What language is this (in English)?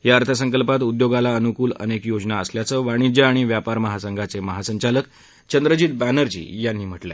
Marathi